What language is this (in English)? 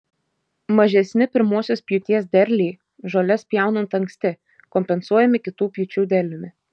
Lithuanian